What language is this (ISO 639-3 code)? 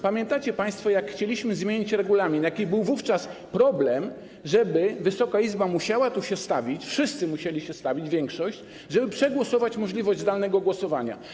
pol